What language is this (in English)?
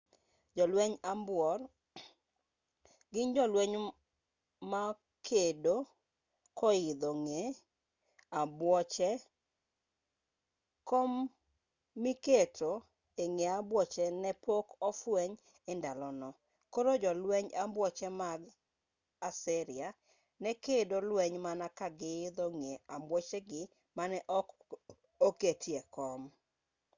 Luo (Kenya and Tanzania)